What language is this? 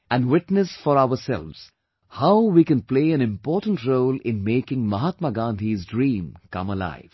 English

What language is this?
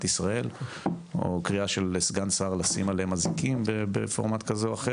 Hebrew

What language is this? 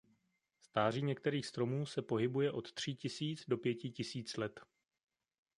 Czech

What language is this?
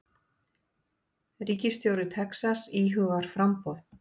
Icelandic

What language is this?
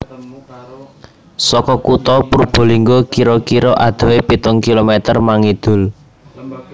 Javanese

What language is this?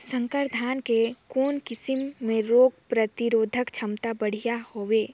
Chhattisgarhi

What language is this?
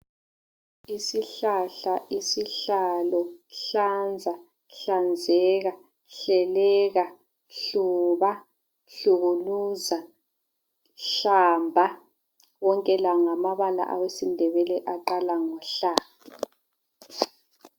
North Ndebele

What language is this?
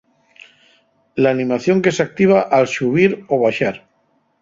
Asturian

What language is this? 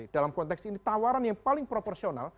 Indonesian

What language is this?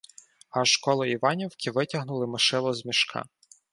Ukrainian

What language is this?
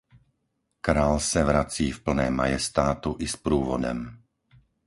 Czech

